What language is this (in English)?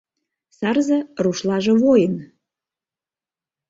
Mari